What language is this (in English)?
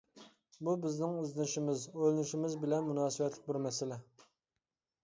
Uyghur